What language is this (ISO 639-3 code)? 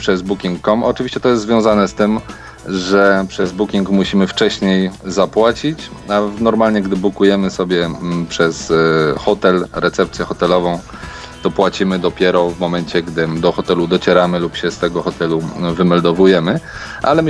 pol